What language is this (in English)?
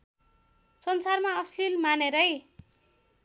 Nepali